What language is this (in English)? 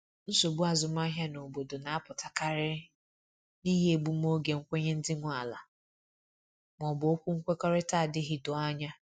Igbo